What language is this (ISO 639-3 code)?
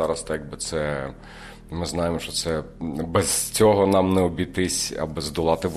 ukr